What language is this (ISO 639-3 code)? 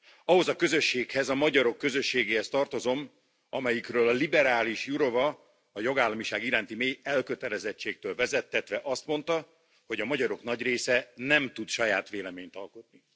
hun